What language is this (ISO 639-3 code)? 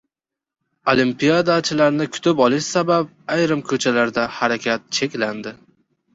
uzb